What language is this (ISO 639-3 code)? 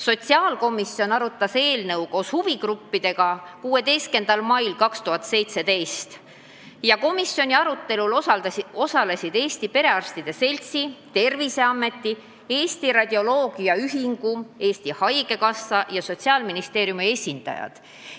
est